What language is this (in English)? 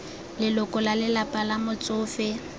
Tswana